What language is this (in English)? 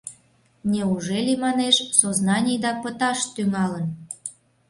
Mari